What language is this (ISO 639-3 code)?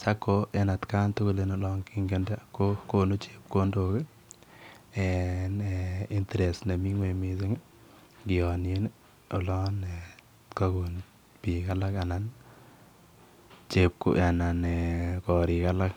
kln